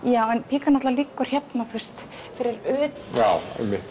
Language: Icelandic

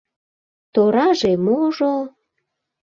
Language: Mari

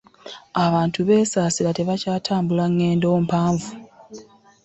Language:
Ganda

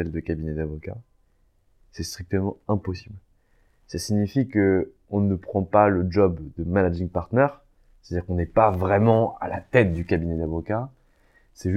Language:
French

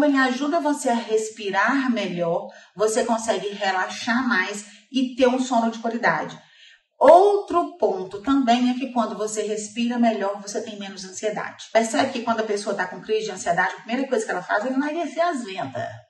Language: Portuguese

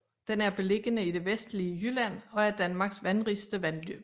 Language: Danish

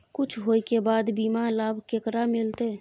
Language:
Maithili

